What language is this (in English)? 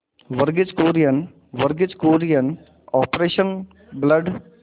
Hindi